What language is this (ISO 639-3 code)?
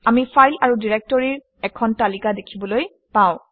asm